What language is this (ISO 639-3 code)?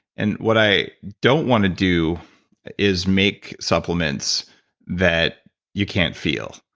eng